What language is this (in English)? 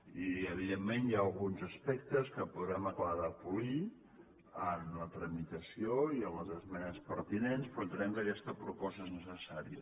Catalan